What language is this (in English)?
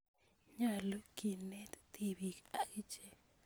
Kalenjin